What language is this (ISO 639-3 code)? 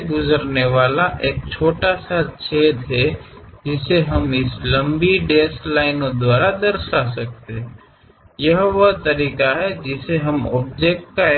kan